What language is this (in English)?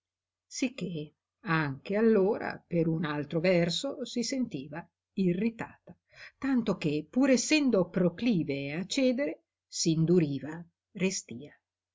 Italian